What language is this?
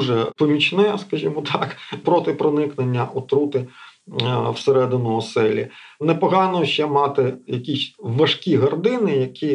Ukrainian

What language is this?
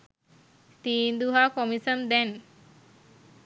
Sinhala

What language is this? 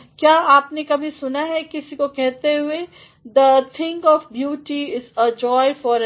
Hindi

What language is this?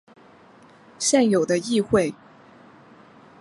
Chinese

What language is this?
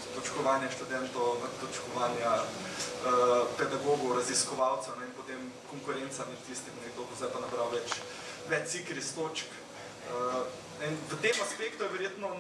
Ukrainian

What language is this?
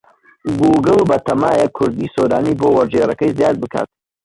Central Kurdish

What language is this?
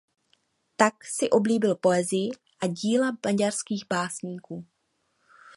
Czech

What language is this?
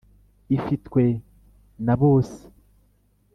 Kinyarwanda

